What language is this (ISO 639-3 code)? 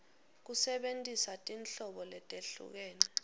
ssw